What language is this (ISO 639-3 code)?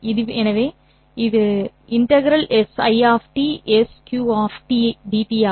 tam